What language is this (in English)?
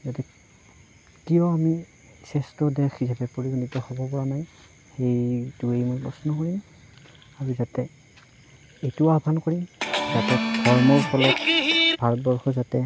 Assamese